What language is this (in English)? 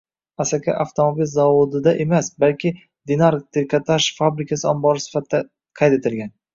Uzbek